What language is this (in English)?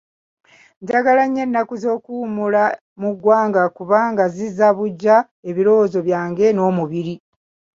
Ganda